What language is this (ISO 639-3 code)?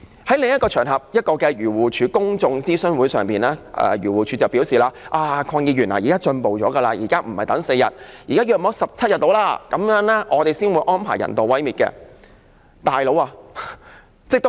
yue